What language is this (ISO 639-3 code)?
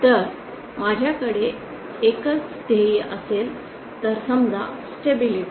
mar